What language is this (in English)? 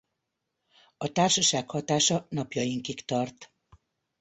Hungarian